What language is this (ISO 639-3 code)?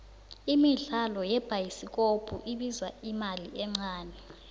nbl